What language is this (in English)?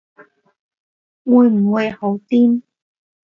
Cantonese